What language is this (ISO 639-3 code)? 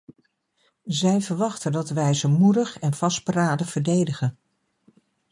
nld